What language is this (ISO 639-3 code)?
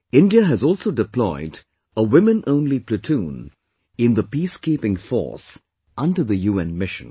eng